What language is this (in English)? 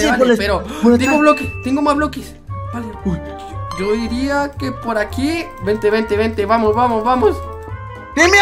Spanish